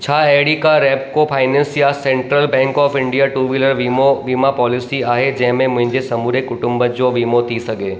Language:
Sindhi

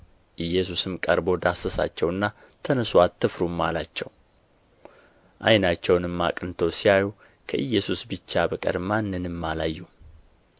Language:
Amharic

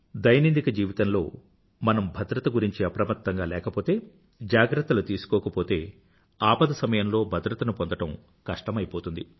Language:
Telugu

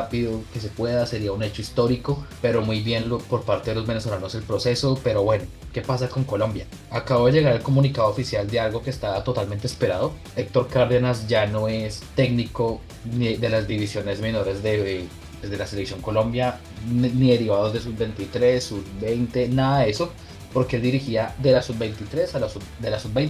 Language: Spanish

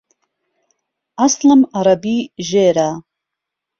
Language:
Central Kurdish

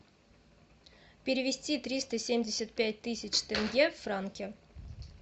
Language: Russian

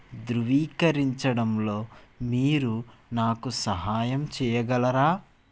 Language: Telugu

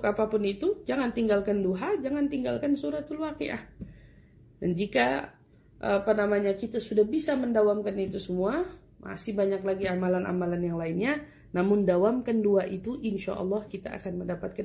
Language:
Indonesian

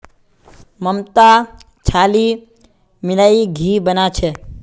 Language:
Magahi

